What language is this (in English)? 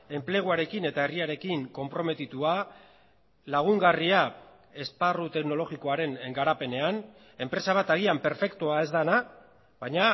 Basque